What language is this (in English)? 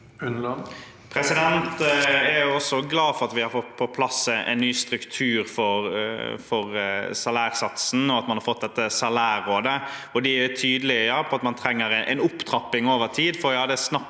Norwegian